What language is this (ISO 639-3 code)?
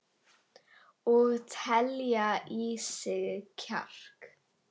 isl